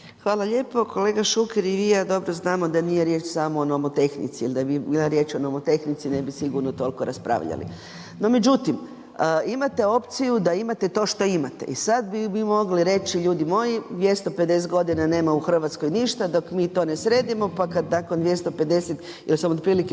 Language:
Croatian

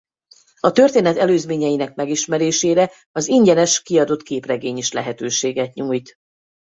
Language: Hungarian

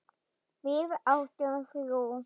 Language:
Icelandic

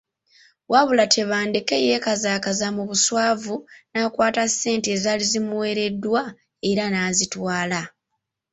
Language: Ganda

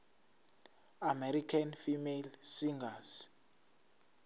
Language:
Zulu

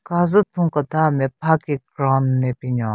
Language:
Southern Rengma Naga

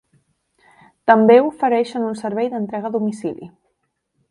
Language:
Catalan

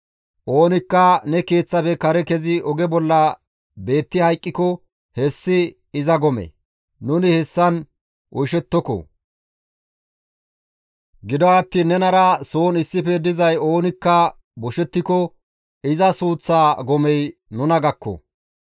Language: Gamo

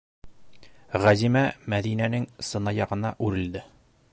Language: Bashkir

